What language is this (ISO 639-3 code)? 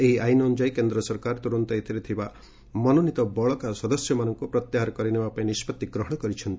ori